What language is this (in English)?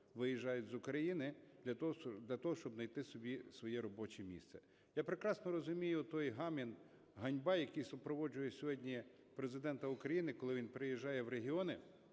Ukrainian